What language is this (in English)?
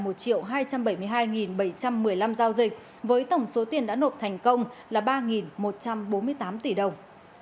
Vietnamese